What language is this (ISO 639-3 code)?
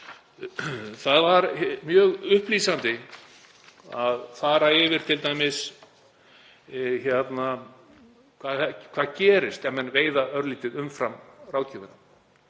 isl